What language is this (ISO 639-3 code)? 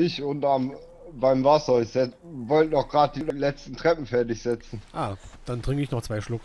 deu